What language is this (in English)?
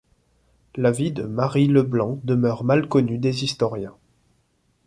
French